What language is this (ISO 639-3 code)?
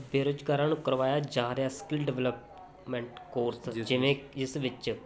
pan